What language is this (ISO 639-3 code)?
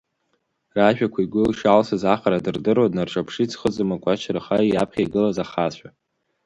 abk